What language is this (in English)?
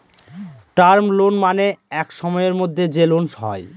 Bangla